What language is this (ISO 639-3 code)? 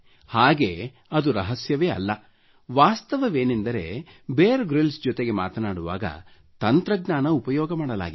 kan